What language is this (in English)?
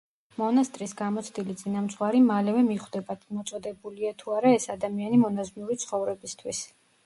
Georgian